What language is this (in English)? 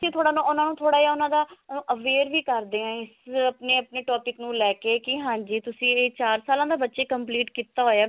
Punjabi